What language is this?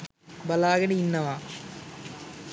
Sinhala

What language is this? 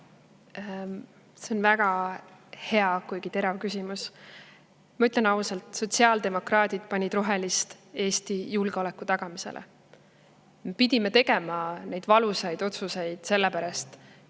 Estonian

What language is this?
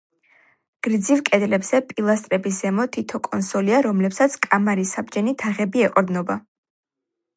Georgian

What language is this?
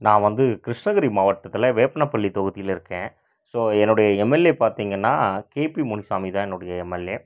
Tamil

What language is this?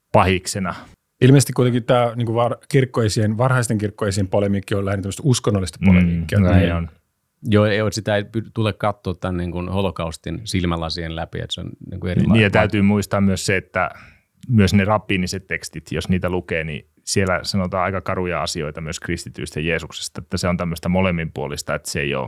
Finnish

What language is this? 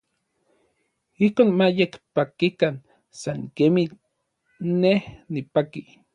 Orizaba Nahuatl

